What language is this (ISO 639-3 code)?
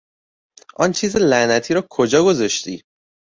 fas